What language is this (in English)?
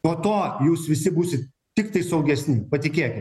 Lithuanian